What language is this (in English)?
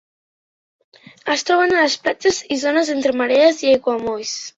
Catalan